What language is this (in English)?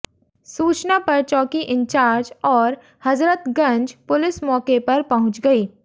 Hindi